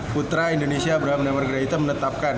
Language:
Indonesian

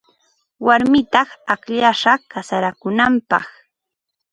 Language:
Ambo-Pasco Quechua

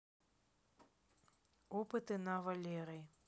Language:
Russian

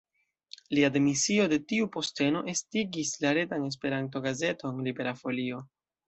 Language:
Esperanto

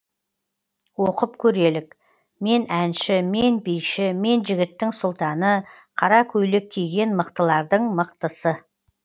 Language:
Kazakh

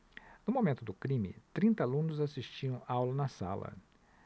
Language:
Portuguese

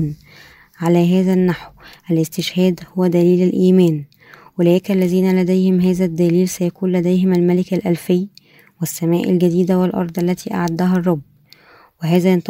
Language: Arabic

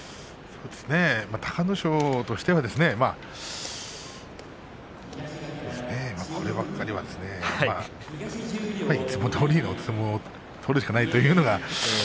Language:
Japanese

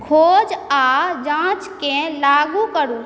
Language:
Maithili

